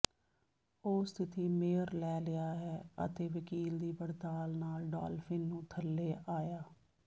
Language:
Punjabi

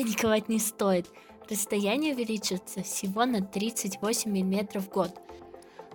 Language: Russian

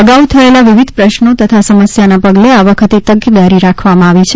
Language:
Gujarati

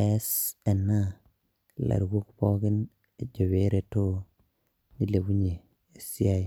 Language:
Masai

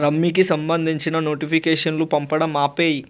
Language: Telugu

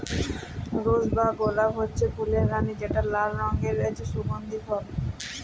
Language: Bangla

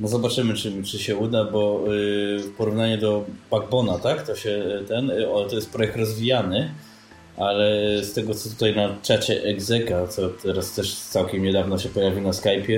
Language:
Polish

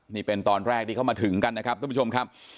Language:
Thai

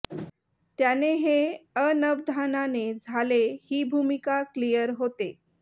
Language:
Marathi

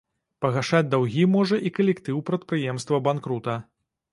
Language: Belarusian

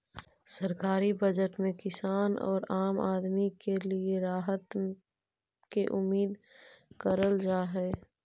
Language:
Magahi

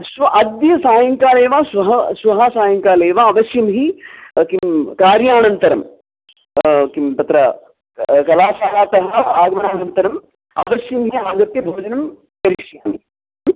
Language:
Sanskrit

